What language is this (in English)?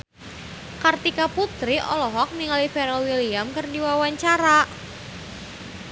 Sundanese